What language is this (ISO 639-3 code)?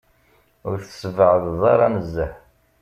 kab